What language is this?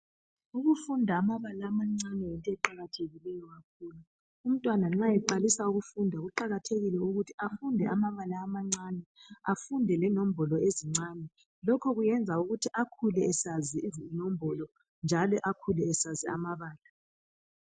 North Ndebele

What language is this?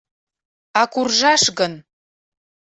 Mari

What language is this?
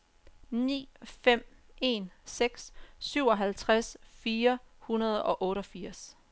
Danish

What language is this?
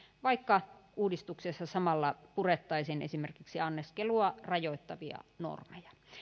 Finnish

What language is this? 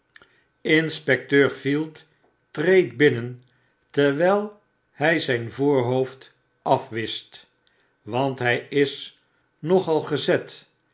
Dutch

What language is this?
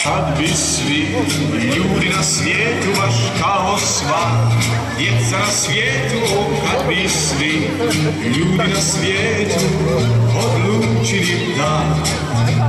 Ukrainian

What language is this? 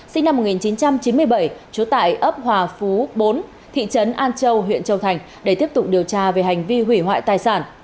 Vietnamese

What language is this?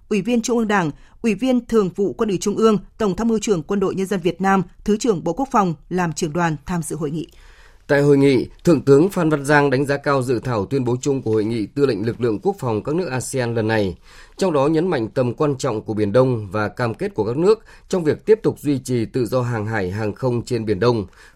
Vietnamese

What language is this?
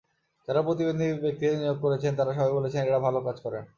Bangla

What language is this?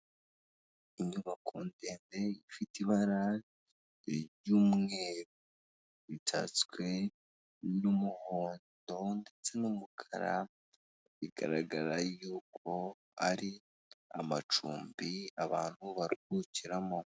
Kinyarwanda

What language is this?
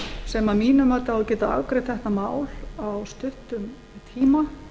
Icelandic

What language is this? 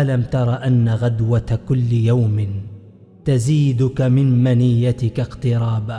Arabic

